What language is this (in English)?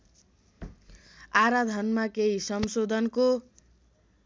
Nepali